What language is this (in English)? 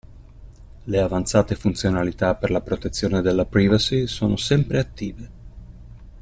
Italian